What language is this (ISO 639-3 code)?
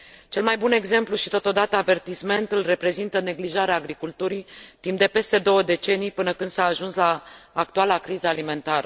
ron